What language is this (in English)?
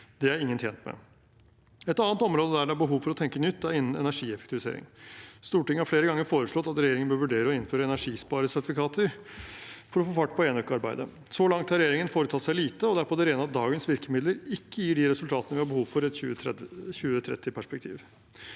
Norwegian